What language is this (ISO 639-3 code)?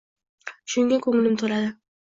uzb